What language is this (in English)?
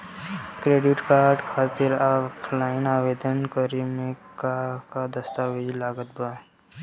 Bhojpuri